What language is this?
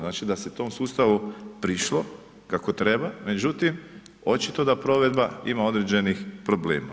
Croatian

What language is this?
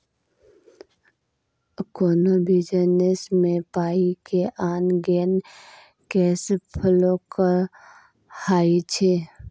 Maithili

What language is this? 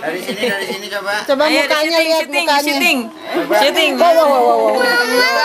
Indonesian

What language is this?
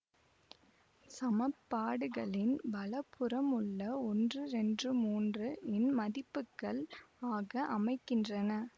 Tamil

